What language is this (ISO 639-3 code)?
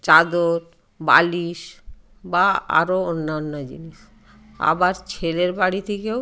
ben